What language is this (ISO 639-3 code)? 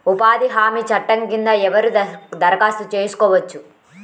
tel